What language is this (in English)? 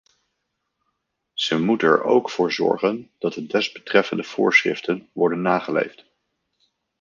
Dutch